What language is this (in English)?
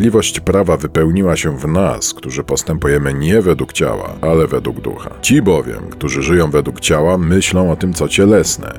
Polish